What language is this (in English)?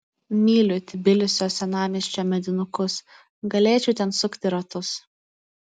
Lithuanian